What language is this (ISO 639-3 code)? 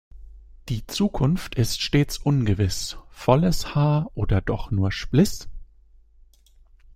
deu